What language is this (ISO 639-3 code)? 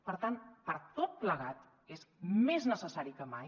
cat